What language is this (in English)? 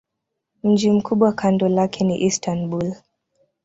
Swahili